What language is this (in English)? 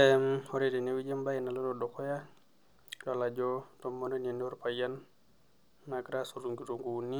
Masai